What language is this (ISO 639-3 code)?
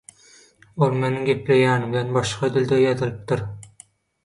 tuk